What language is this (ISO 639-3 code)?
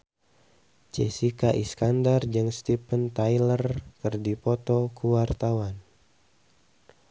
sun